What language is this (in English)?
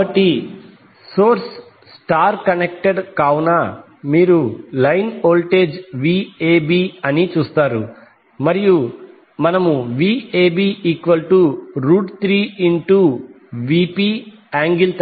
Telugu